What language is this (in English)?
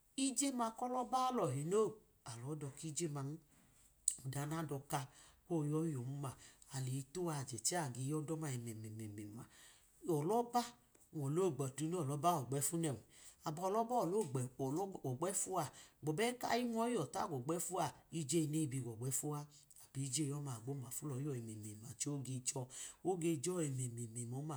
Idoma